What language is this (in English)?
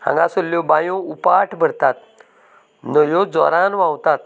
Konkani